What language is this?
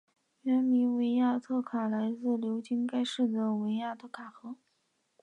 Chinese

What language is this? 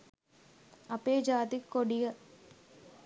Sinhala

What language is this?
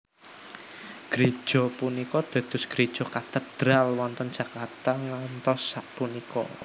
Javanese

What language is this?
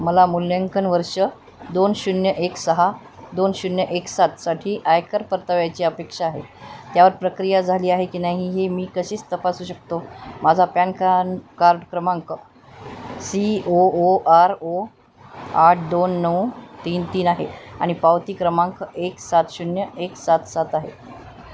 Marathi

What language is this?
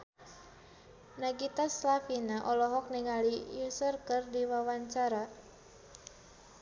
Sundanese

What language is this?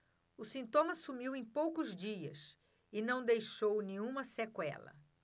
Portuguese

